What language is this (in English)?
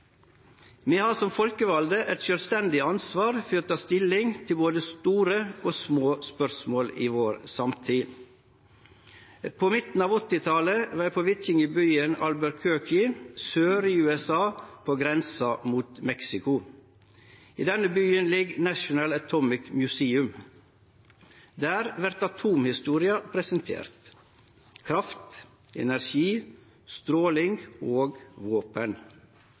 Norwegian Nynorsk